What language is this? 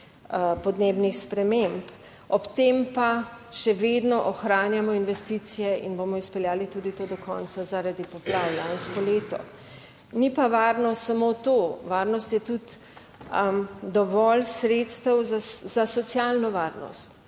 Slovenian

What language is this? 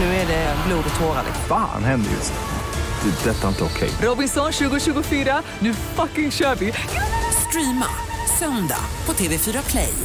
Swedish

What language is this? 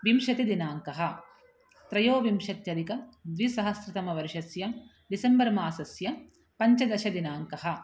Sanskrit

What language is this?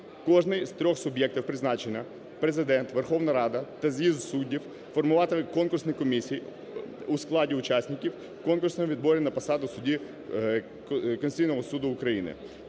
Ukrainian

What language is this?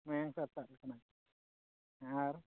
Santali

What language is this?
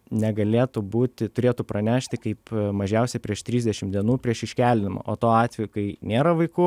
Lithuanian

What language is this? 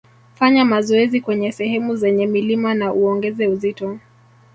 Swahili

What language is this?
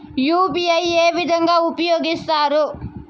Telugu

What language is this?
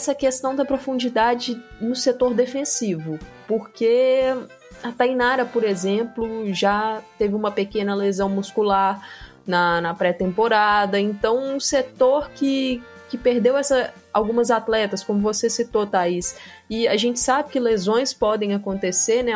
Portuguese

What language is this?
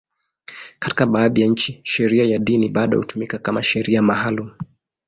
Swahili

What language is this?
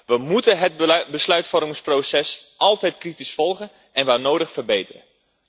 Dutch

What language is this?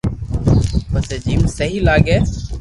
Loarki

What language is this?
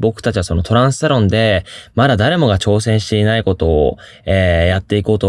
Japanese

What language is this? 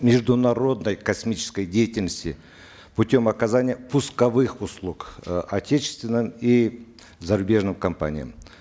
Kazakh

